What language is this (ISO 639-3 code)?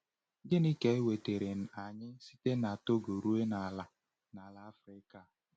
ibo